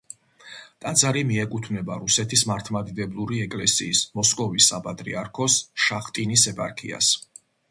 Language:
Georgian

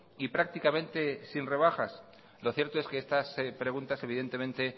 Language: Spanish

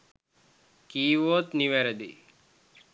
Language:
Sinhala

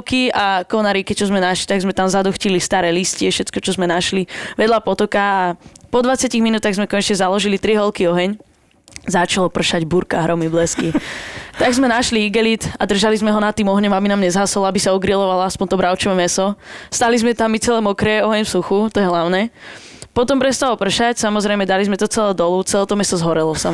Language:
Slovak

